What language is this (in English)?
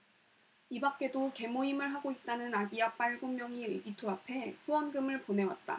Korean